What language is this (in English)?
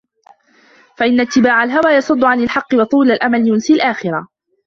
Arabic